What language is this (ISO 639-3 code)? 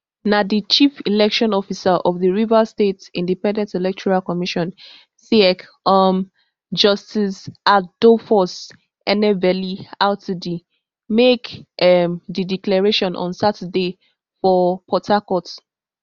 pcm